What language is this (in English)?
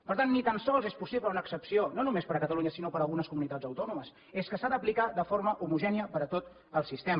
Catalan